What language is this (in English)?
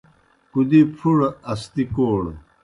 Kohistani Shina